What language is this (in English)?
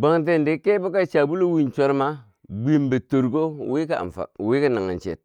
Bangwinji